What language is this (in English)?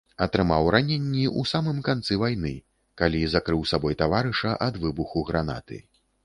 Belarusian